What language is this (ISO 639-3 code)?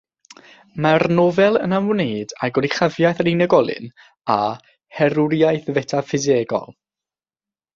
cym